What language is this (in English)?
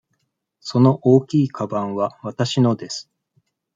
Japanese